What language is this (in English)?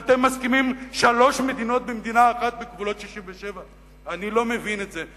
Hebrew